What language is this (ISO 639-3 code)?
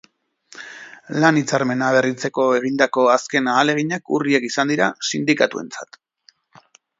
eus